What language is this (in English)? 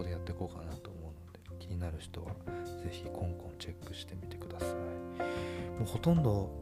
Japanese